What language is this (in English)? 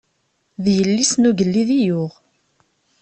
Kabyle